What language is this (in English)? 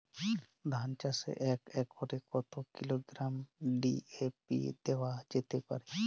Bangla